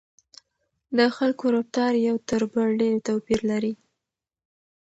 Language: Pashto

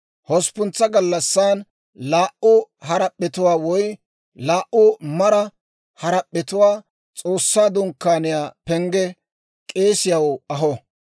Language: Dawro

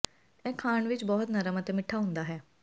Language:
Punjabi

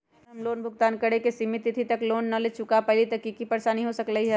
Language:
Magahi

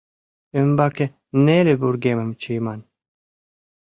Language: Mari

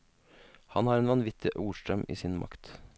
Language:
Norwegian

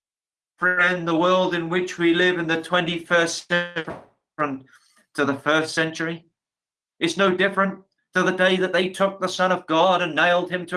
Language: English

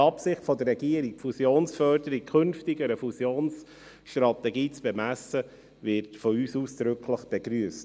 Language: Swiss German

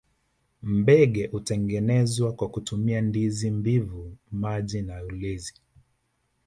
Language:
Swahili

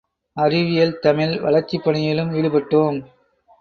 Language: Tamil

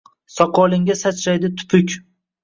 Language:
Uzbek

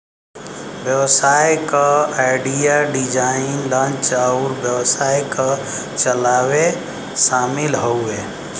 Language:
Bhojpuri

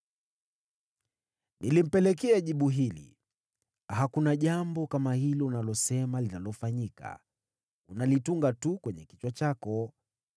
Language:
Swahili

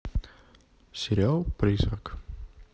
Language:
Russian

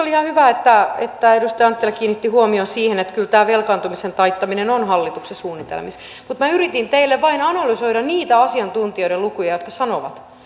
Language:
Finnish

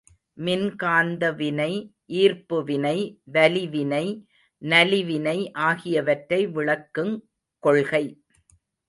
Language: Tamil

